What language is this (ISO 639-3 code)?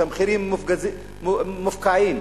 heb